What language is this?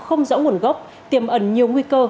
Vietnamese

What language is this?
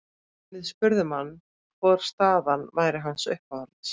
Icelandic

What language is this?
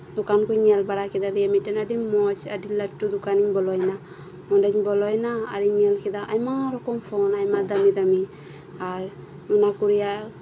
Santali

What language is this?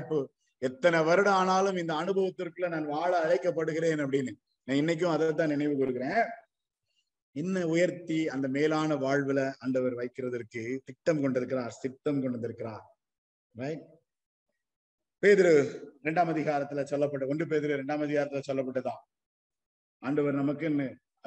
Tamil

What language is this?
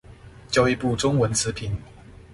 Chinese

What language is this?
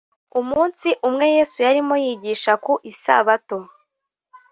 Kinyarwanda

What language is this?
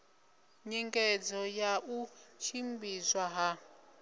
Venda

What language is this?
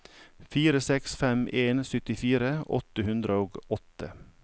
Norwegian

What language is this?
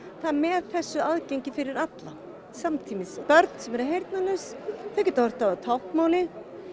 Icelandic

